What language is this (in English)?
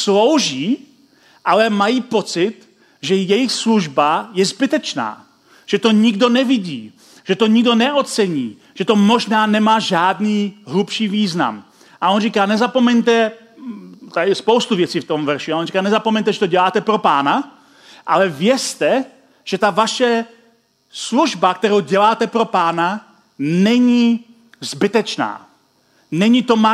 Czech